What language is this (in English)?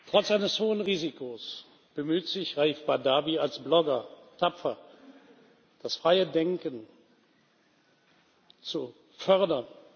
German